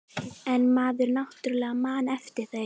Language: Icelandic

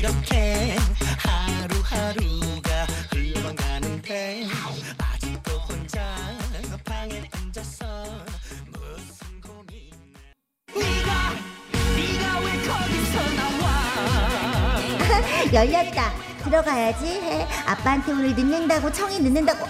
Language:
Korean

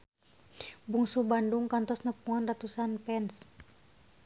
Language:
Sundanese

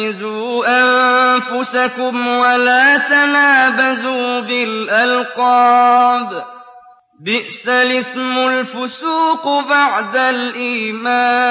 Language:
Arabic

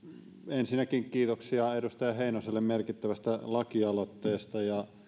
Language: Finnish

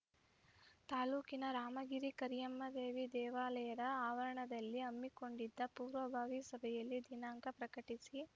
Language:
Kannada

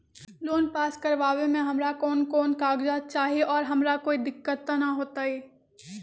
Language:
Magahi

